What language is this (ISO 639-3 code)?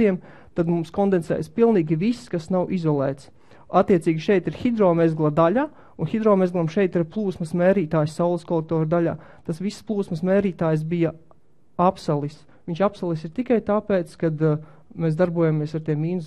lav